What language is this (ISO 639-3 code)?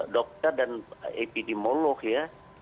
ind